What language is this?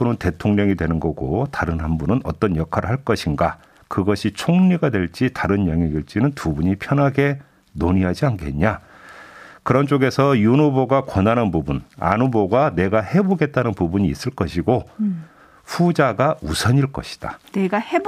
Korean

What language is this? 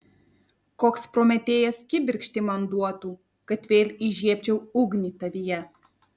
Lithuanian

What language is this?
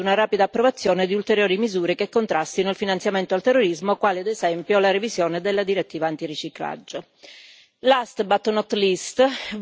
Italian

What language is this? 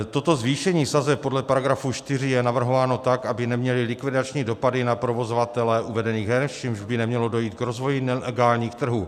Czech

